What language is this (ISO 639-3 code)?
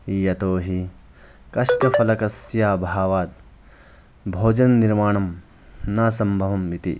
san